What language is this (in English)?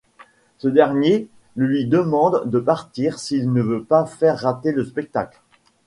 French